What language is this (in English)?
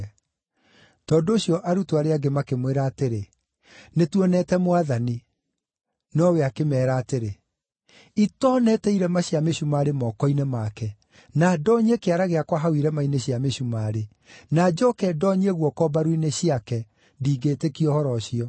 Kikuyu